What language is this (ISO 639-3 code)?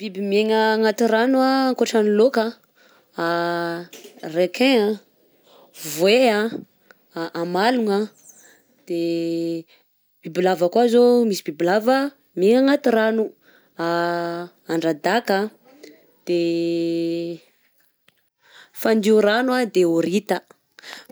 bzc